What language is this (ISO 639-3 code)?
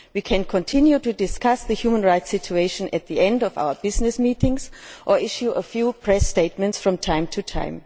eng